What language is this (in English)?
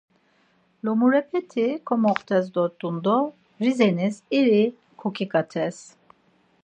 Laz